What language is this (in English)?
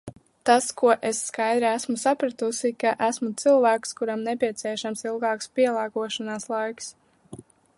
Latvian